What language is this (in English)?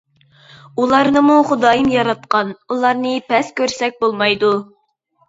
Uyghur